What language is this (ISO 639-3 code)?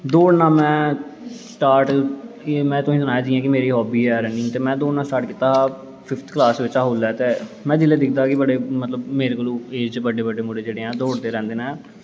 doi